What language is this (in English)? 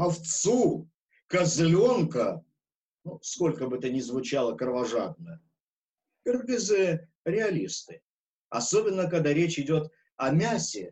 Russian